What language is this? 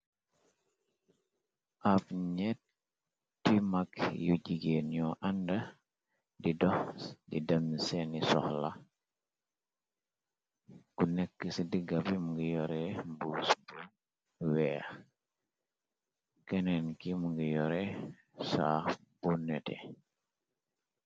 Wolof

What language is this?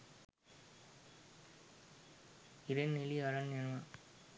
Sinhala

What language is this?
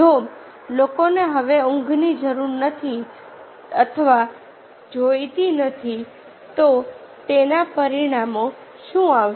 Gujarati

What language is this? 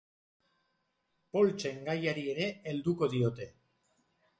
Basque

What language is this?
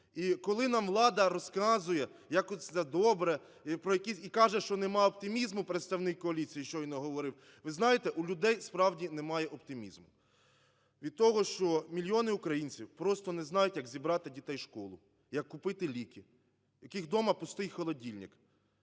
Ukrainian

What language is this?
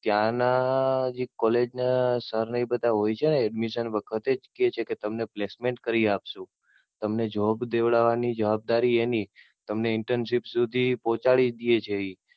Gujarati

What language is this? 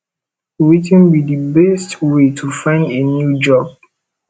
Nigerian Pidgin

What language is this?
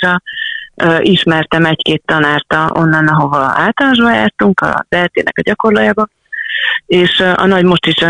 Hungarian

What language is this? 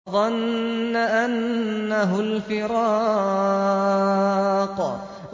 Arabic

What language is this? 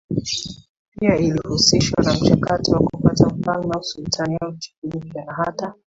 Swahili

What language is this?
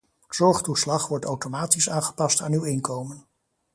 Dutch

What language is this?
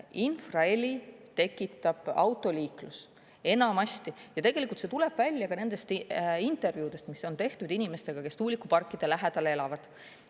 Estonian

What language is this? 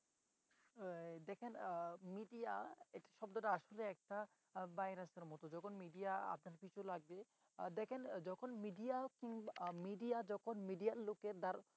Bangla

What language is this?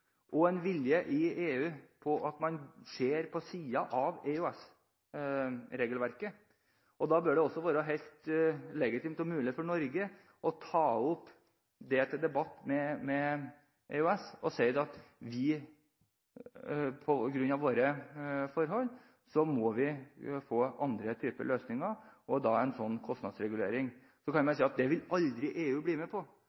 Norwegian Bokmål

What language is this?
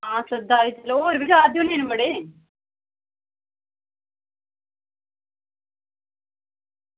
Dogri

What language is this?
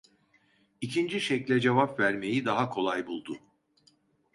Turkish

